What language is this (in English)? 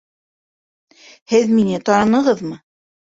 Bashkir